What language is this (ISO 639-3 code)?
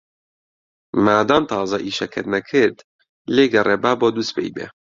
ckb